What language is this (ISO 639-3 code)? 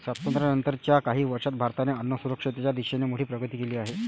mar